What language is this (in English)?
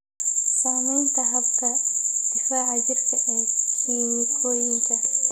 Somali